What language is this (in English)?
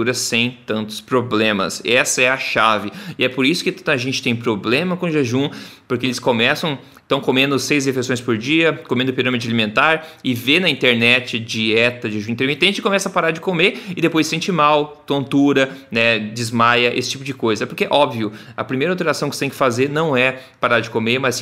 Portuguese